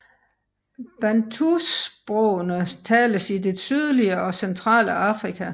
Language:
Danish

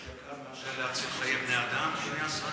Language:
Hebrew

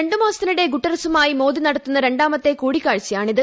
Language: Malayalam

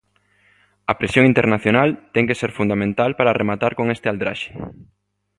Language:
Galician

